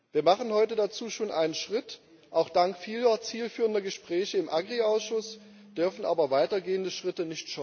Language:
German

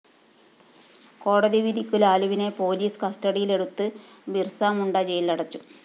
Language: Malayalam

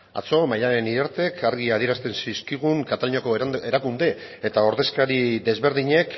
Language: Basque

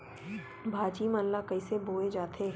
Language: Chhattisgarhi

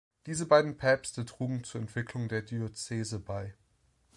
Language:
German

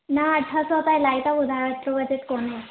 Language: Sindhi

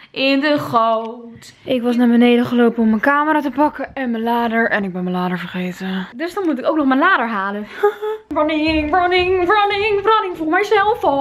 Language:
Dutch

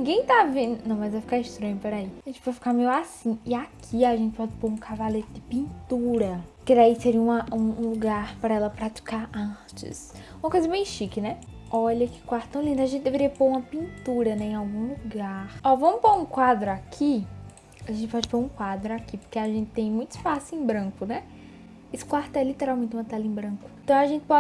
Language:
Portuguese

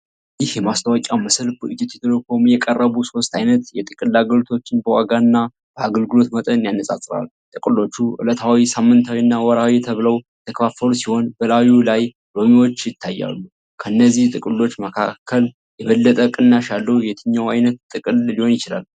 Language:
Amharic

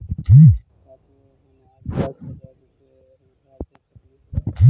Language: Magahi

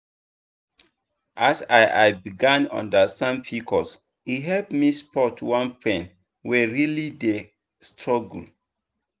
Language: Nigerian Pidgin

